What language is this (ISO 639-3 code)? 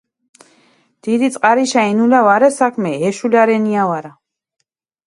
xmf